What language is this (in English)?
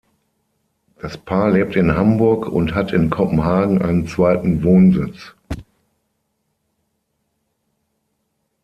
German